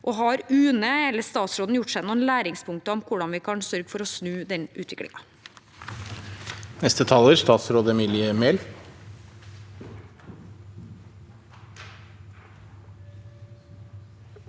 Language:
Norwegian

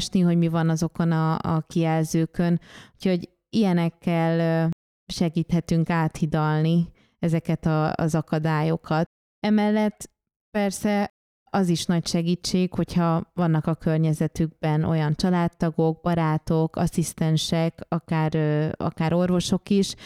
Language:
Hungarian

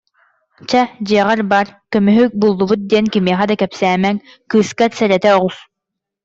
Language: Yakut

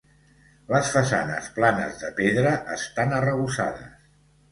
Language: Catalan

